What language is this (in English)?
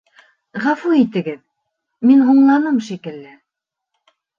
Bashkir